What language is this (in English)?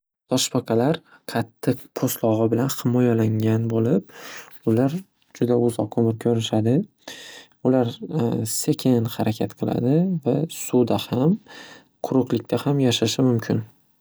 Uzbek